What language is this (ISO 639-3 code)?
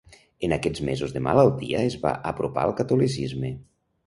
cat